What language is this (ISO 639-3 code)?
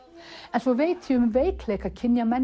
isl